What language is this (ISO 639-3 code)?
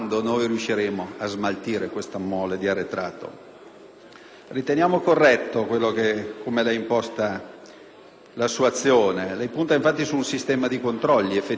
ita